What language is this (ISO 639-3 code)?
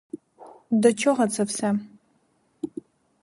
ukr